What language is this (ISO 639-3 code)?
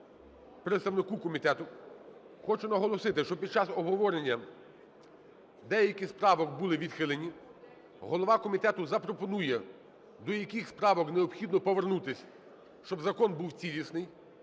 ukr